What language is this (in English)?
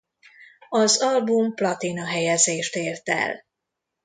Hungarian